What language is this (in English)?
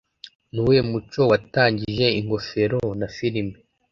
Kinyarwanda